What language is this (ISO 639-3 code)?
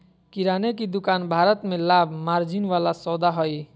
mag